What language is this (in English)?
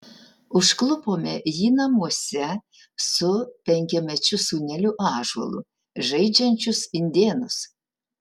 Lithuanian